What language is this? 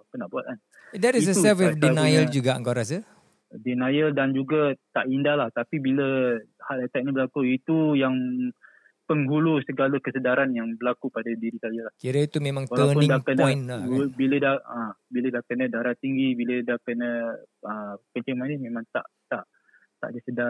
Malay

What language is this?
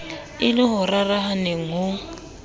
Southern Sotho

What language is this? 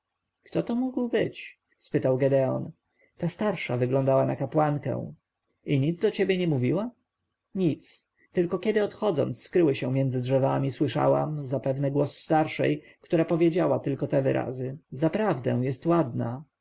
Polish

